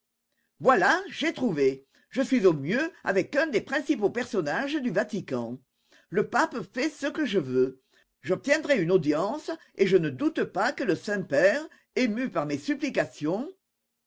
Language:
French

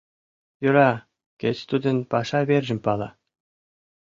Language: Mari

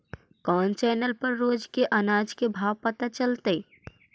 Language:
Magahi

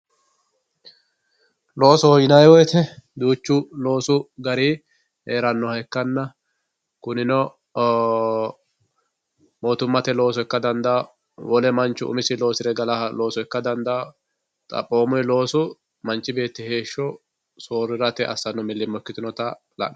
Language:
Sidamo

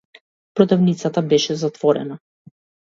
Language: Macedonian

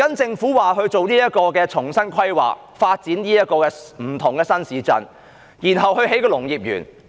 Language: Cantonese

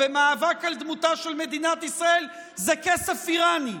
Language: Hebrew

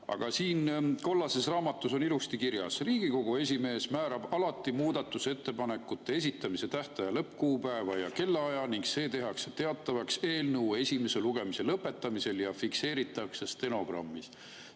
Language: Estonian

